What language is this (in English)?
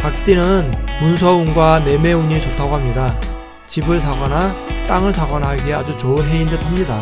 Korean